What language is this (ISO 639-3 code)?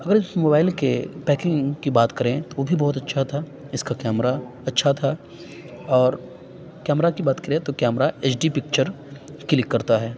urd